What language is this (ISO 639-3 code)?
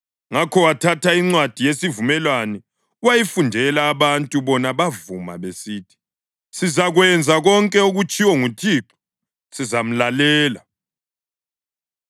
nde